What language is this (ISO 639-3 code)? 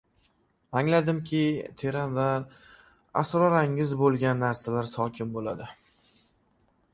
uzb